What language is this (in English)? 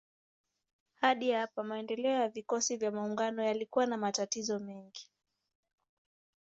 Swahili